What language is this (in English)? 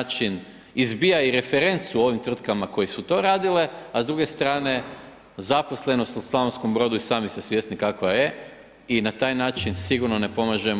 Croatian